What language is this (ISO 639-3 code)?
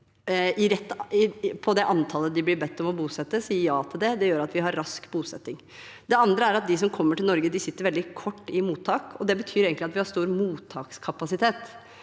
nor